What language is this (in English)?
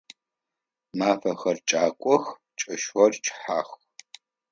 Adyghe